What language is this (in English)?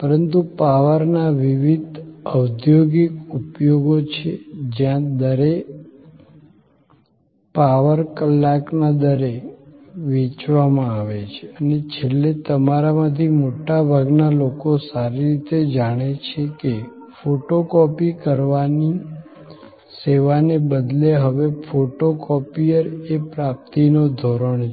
Gujarati